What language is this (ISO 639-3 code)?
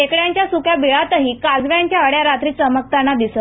mar